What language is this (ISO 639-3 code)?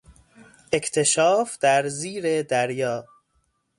fas